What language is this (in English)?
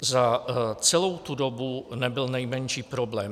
Czech